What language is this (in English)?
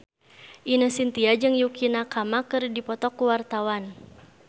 Sundanese